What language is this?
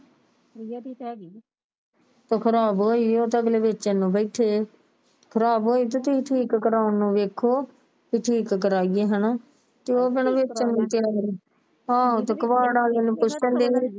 Punjabi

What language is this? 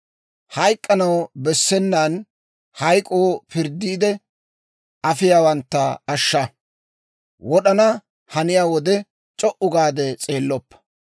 Dawro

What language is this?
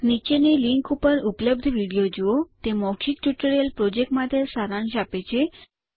Gujarati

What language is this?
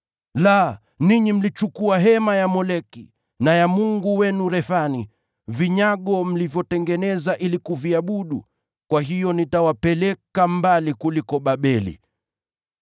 Swahili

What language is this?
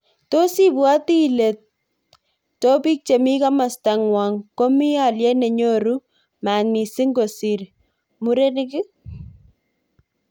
Kalenjin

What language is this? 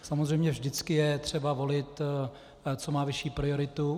Czech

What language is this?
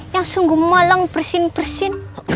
Indonesian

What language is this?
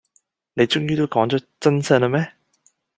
Cantonese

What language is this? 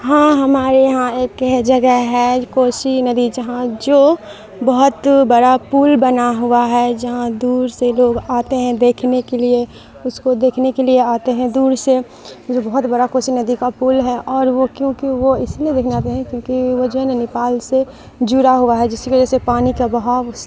Urdu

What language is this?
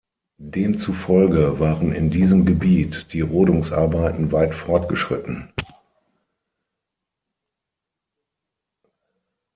German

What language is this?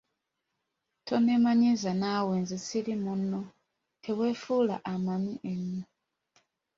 Ganda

